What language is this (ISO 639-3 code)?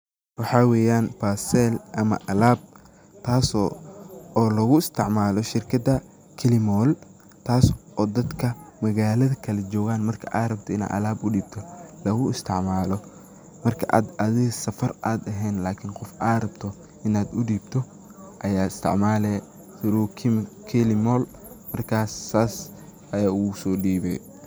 som